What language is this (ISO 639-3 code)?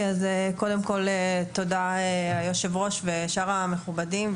heb